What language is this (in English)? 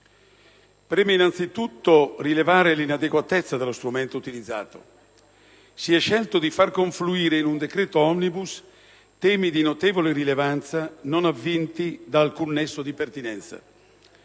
Italian